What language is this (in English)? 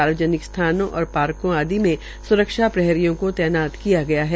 Hindi